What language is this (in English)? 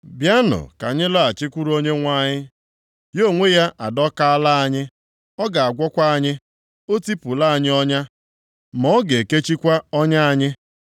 Igbo